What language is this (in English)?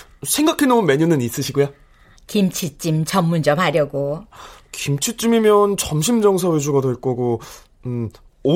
Korean